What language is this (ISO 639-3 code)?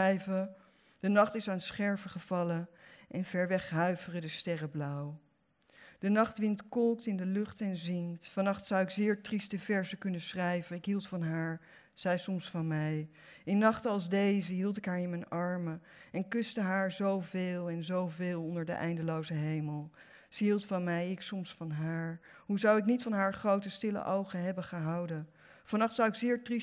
nld